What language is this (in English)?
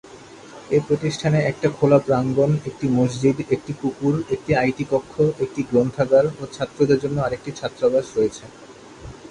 Bangla